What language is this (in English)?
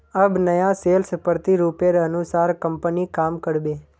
Magahi